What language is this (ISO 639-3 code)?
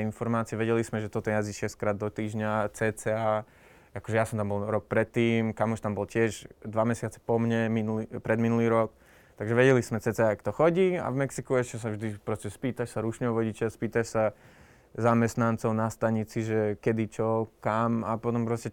slk